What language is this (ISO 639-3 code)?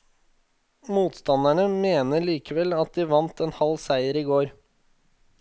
nor